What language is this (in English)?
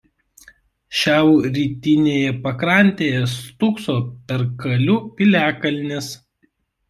Lithuanian